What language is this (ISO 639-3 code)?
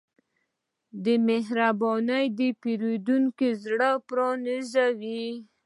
pus